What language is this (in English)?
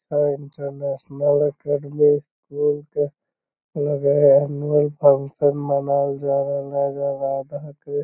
Magahi